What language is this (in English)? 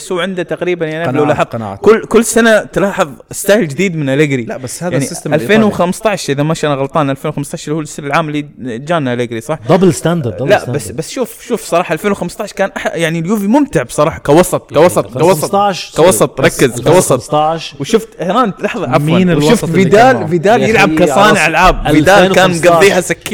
Arabic